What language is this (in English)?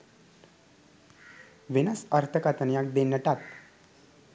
Sinhala